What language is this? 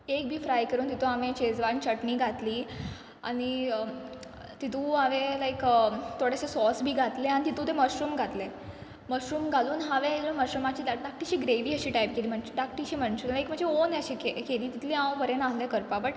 Konkani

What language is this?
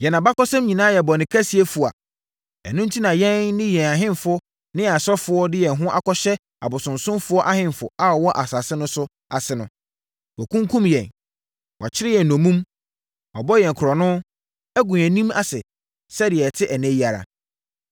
Akan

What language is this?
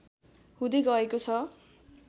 Nepali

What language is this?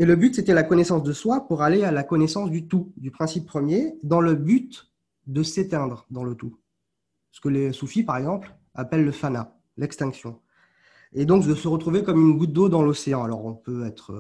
French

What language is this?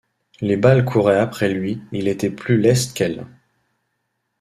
French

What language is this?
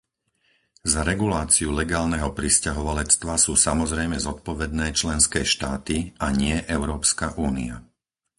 Slovak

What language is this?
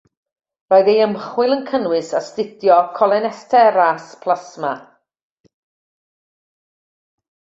Welsh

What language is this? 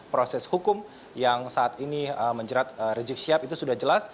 Indonesian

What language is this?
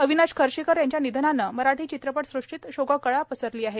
Marathi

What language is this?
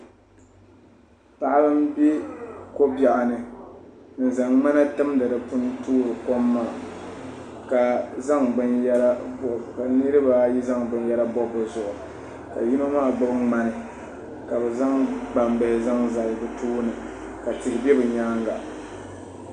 Dagbani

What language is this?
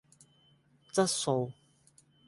Cantonese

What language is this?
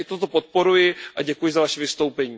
Czech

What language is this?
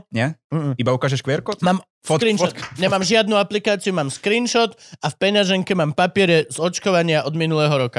Slovak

